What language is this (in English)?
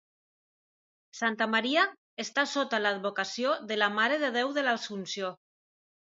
Catalan